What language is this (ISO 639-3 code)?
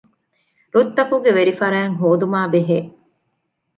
div